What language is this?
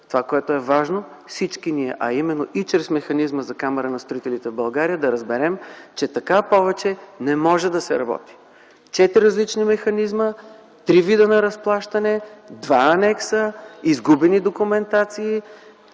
Bulgarian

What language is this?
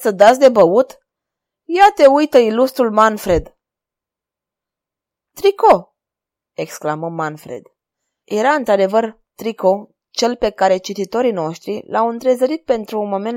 Romanian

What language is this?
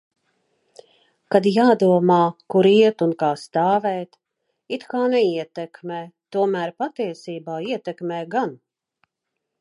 Latvian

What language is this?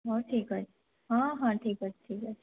Odia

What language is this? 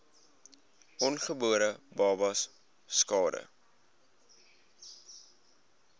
Afrikaans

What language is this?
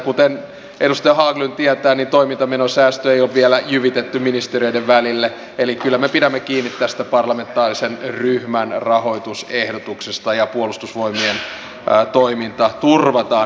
Finnish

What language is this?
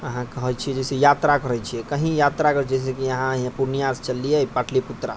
Maithili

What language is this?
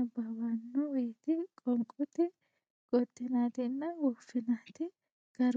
Sidamo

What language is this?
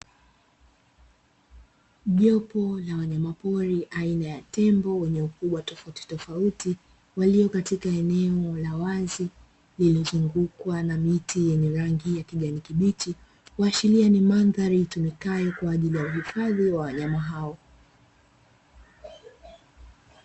Swahili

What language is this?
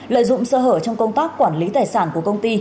Vietnamese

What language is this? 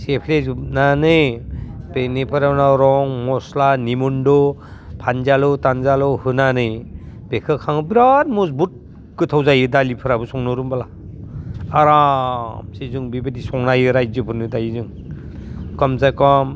Bodo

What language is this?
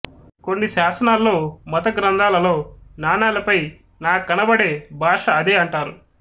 Telugu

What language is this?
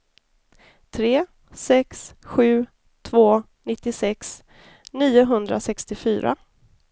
Swedish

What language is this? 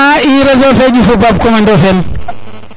Serer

